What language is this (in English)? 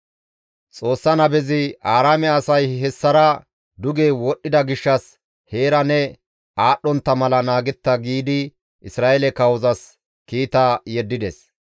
Gamo